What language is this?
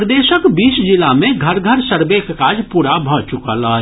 Maithili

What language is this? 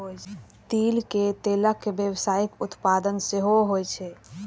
Maithili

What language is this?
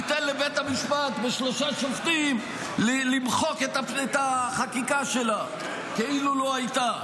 Hebrew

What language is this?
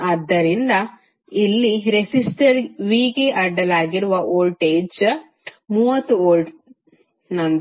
Kannada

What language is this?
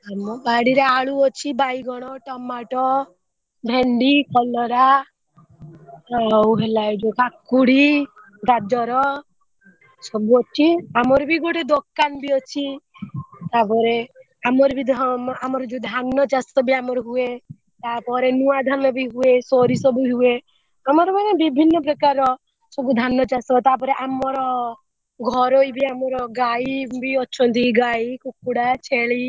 Odia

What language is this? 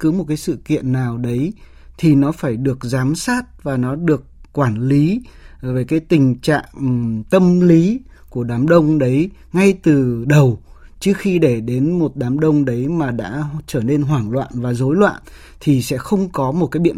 Vietnamese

